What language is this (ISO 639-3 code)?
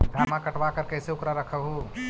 mag